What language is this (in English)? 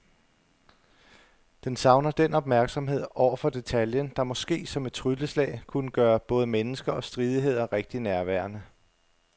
Danish